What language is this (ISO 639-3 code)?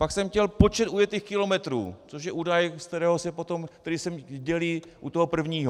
ces